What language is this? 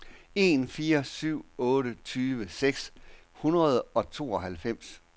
Danish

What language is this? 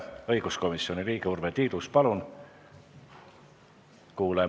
Estonian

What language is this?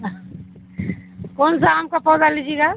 Urdu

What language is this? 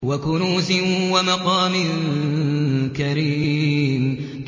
Arabic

